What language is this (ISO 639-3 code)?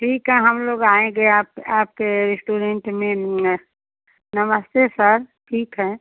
hin